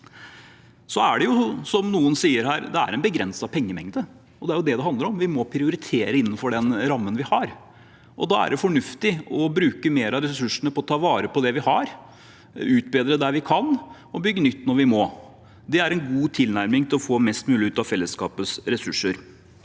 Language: Norwegian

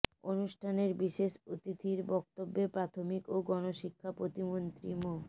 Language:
Bangla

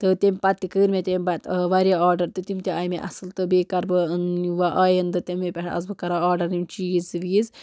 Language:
Kashmiri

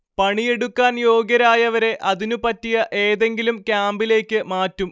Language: Malayalam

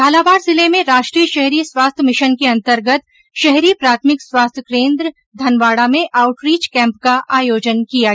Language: Hindi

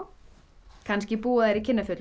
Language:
Icelandic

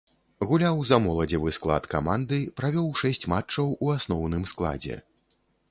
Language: Belarusian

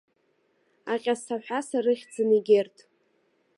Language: Abkhazian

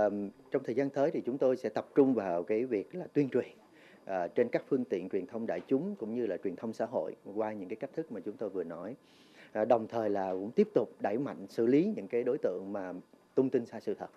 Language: Vietnamese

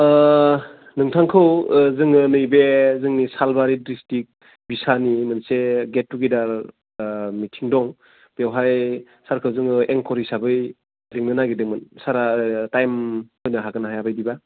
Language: Bodo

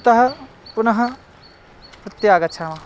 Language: Sanskrit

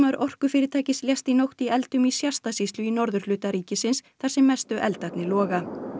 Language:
Icelandic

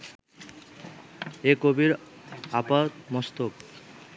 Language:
Bangla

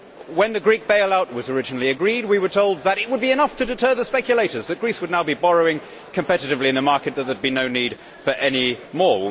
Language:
English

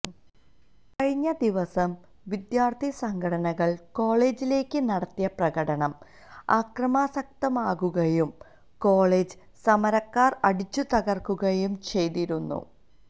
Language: Malayalam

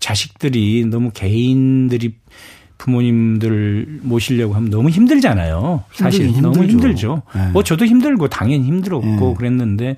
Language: Korean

